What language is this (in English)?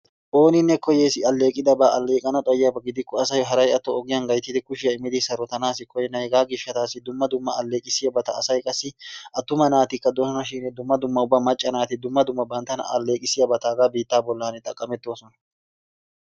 Wolaytta